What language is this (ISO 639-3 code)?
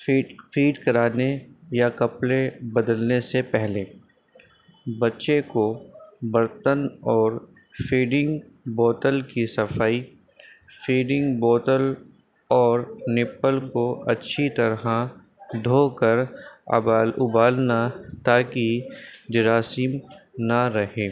urd